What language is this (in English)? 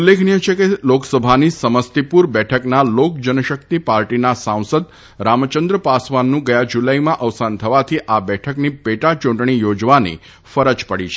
Gujarati